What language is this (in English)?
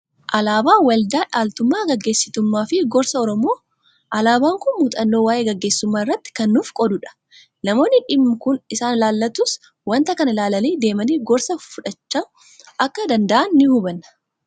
Oromo